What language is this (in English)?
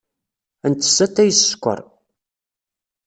Kabyle